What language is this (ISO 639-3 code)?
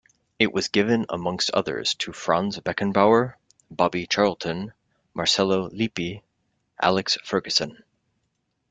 eng